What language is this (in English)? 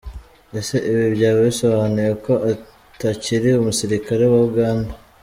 Kinyarwanda